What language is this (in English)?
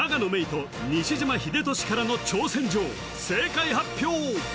Japanese